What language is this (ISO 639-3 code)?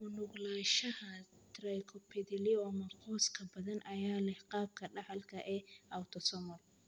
som